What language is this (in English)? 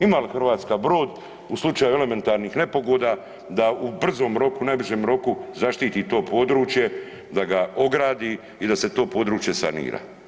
Croatian